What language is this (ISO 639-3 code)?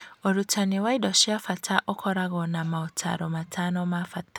kik